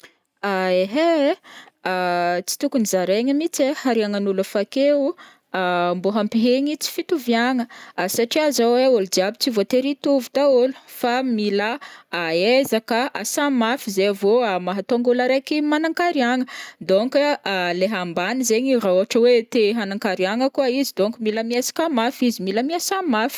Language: Northern Betsimisaraka Malagasy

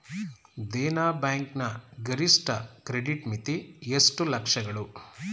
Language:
Kannada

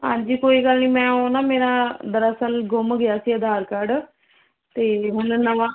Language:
Punjabi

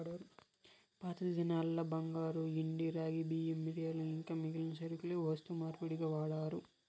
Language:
Telugu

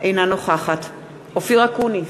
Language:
Hebrew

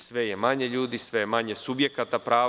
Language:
Serbian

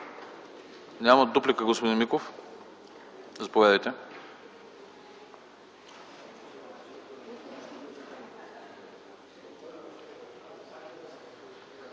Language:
Bulgarian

